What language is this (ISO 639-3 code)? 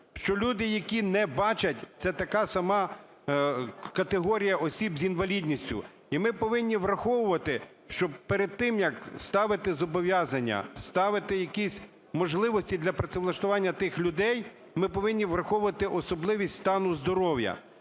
ukr